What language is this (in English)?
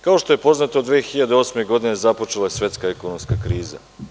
Serbian